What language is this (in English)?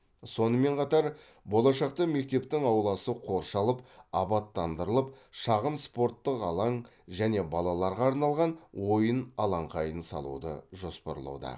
Kazakh